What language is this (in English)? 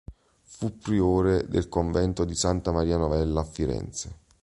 Italian